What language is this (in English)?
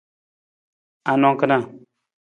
Nawdm